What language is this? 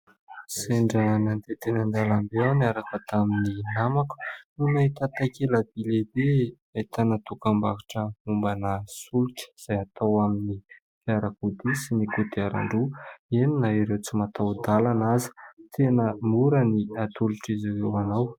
Malagasy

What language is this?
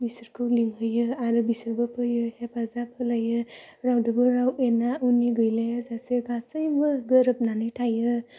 Bodo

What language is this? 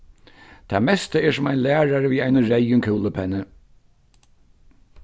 Faroese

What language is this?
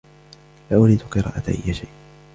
Arabic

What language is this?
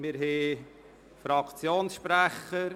Swiss German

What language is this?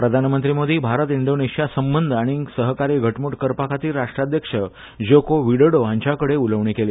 Konkani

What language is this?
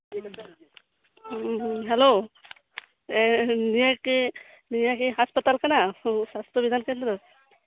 Santali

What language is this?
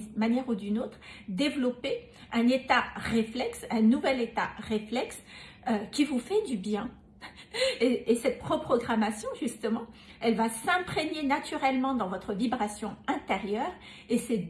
French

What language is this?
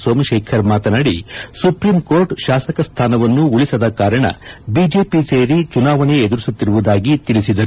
Kannada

